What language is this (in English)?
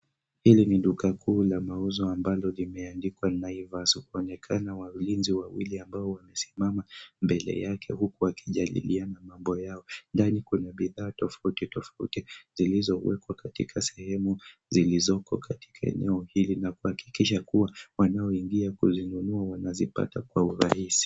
Swahili